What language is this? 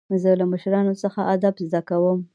Pashto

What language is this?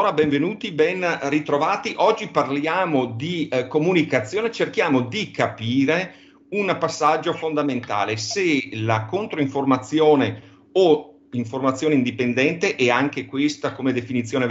Italian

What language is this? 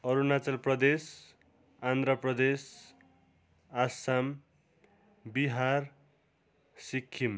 Nepali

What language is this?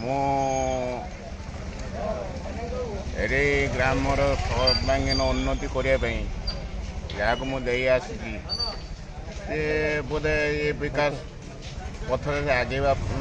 Indonesian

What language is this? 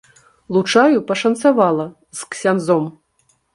Belarusian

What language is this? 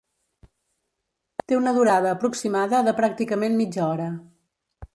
Catalan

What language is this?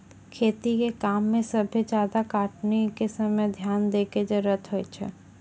Maithili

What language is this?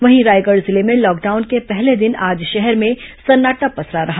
Hindi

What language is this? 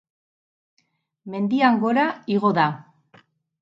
Basque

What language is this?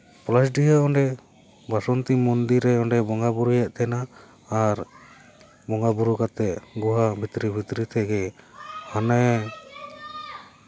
Santali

